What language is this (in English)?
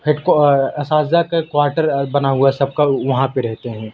Urdu